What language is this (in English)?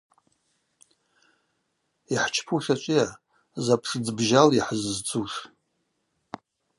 Abaza